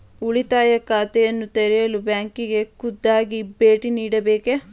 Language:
Kannada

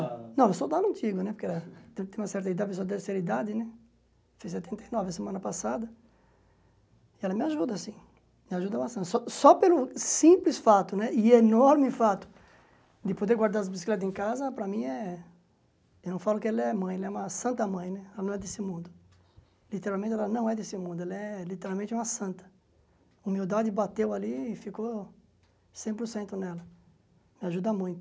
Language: Portuguese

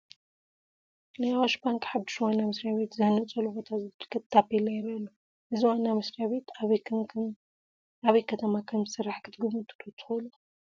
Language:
Tigrinya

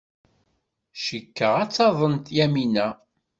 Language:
Kabyle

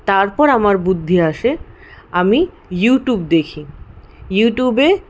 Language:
Bangla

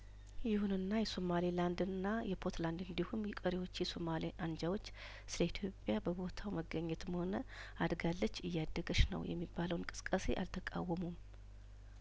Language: Amharic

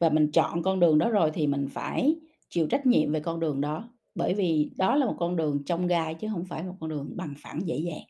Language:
Vietnamese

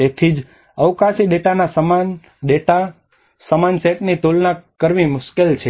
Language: Gujarati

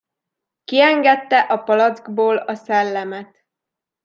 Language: Hungarian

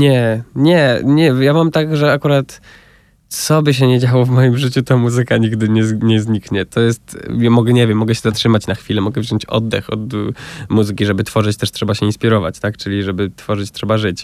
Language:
Polish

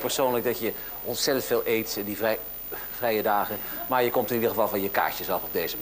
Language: Dutch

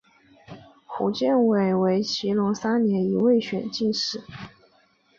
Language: Chinese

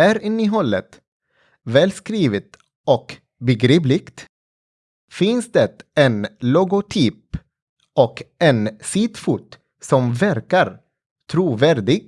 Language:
Swedish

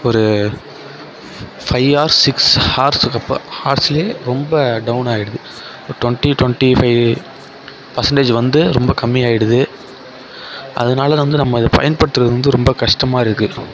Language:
Tamil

